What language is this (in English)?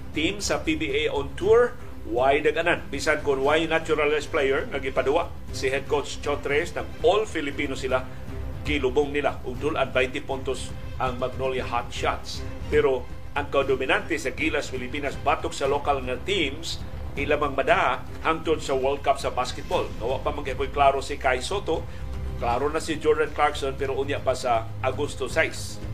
Filipino